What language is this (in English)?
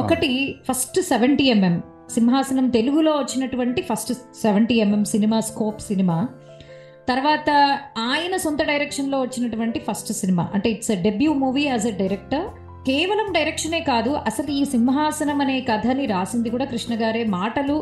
Telugu